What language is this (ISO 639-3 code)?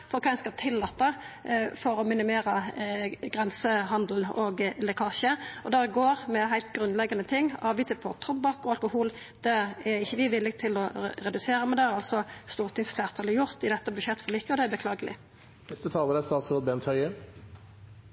nno